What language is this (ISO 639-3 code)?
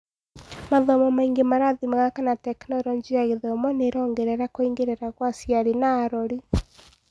kik